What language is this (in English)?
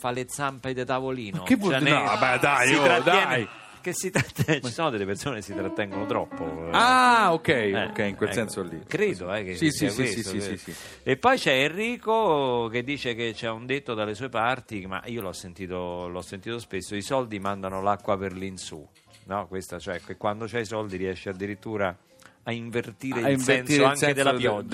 Italian